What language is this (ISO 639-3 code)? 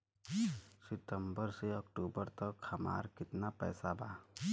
bho